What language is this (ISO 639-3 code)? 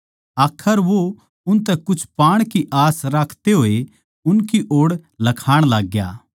bgc